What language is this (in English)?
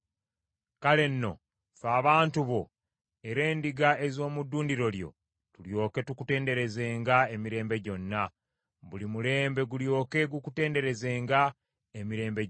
Ganda